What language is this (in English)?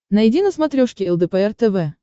Russian